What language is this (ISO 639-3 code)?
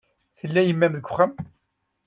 kab